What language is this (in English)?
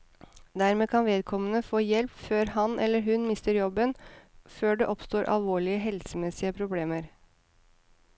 Norwegian